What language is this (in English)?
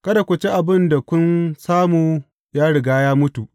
Hausa